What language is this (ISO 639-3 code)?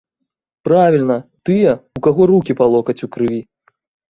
bel